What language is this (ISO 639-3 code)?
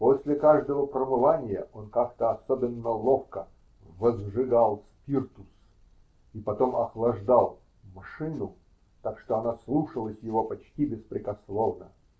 rus